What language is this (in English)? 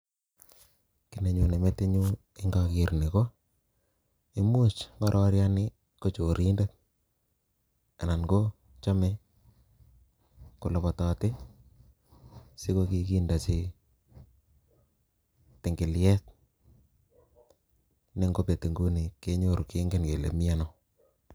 Kalenjin